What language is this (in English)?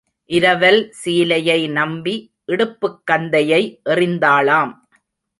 Tamil